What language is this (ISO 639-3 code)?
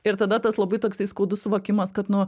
lit